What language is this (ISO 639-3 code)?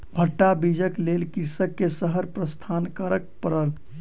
mai